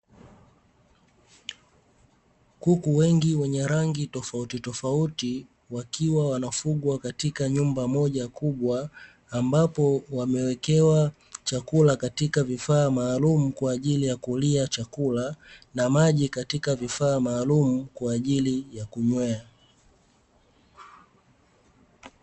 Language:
Swahili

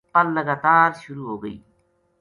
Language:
Gujari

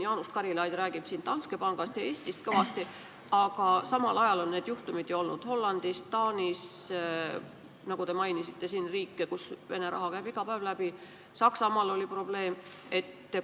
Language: Estonian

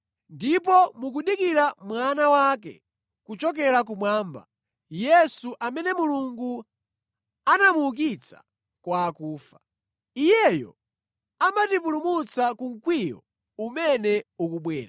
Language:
Nyanja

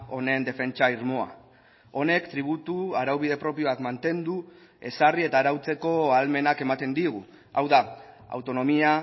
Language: Basque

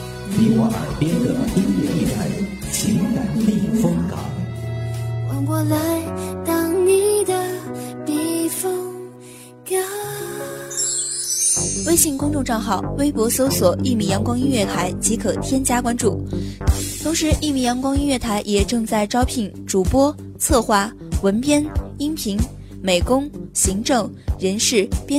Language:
Chinese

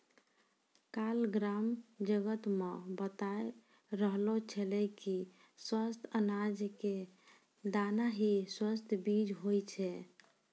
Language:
Maithili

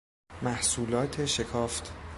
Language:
Persian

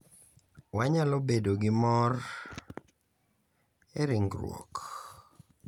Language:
Luo (Kenya and Tanzania)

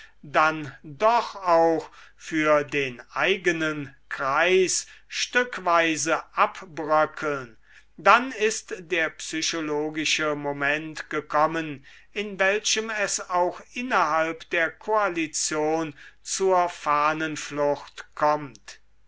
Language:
German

